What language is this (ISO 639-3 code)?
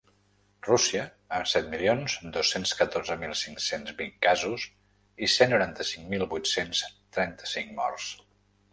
cat